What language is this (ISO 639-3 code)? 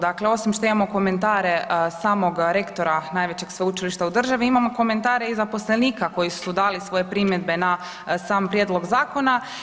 hrv